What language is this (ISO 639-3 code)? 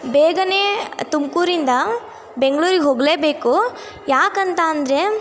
kan